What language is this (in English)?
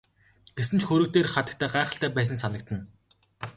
Mongolian